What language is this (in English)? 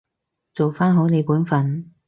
Cantonese